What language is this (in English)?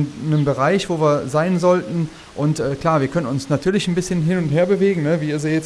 German